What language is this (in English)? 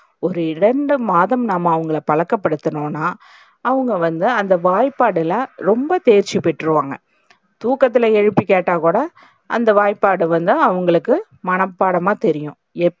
Tamil